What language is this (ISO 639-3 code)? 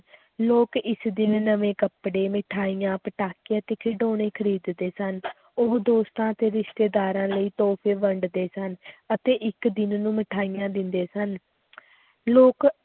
pan